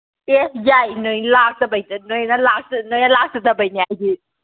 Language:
Manipuri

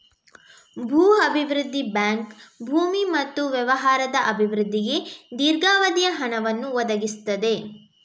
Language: Kannada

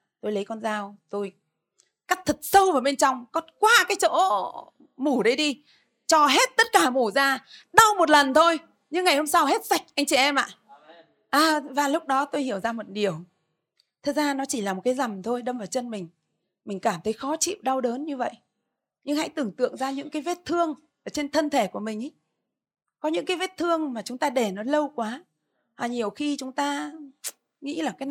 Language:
Vietnamese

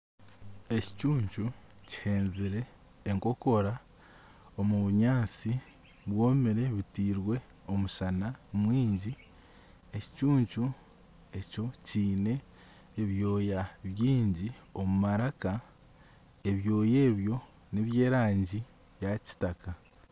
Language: Nyankole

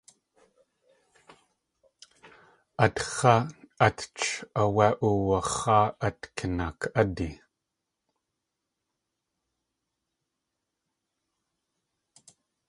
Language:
Tlingit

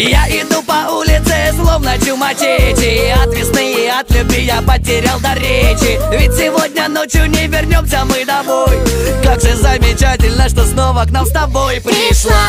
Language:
Russian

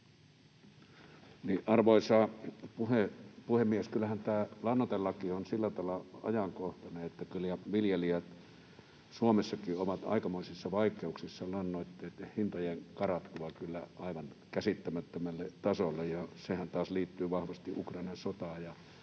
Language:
Finnish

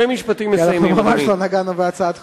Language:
Hebrew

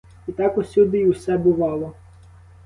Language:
Ukrainian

